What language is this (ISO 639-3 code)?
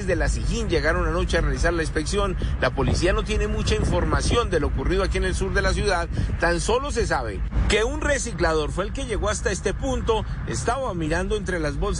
spa